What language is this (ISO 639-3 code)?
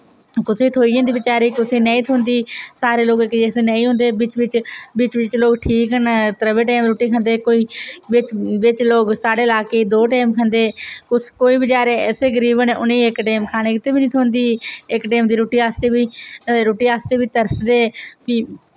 doi